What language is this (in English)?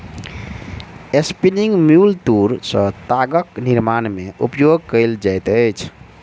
Maithili